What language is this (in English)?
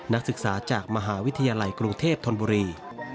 Thai